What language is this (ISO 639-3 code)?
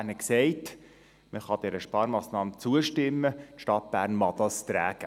gsw